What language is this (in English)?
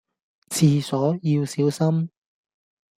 Cantonese